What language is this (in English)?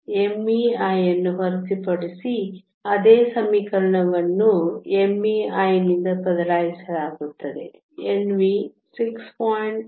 Kannada